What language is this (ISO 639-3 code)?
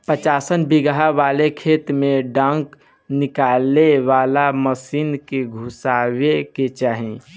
bho